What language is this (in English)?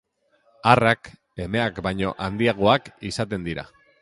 Basque